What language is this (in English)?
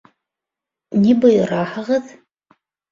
Bashkir